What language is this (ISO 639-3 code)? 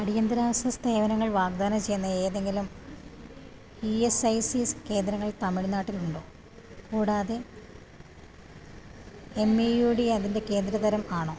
mal